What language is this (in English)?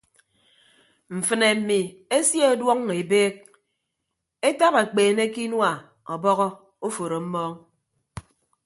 Ibibio